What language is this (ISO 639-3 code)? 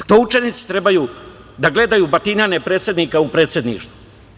srp